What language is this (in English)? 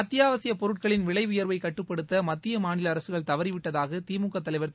Tamil